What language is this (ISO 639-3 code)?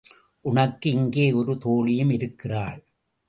tam